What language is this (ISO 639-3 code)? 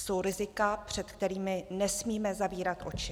ces